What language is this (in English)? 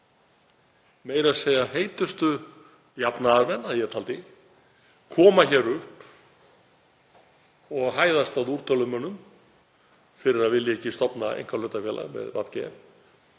Icelandic